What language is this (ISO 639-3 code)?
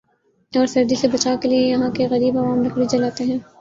urd